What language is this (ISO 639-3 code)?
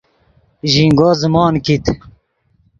ydg